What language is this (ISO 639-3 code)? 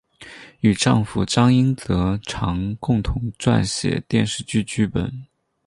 zho